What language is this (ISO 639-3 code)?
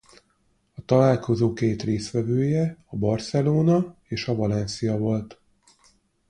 hun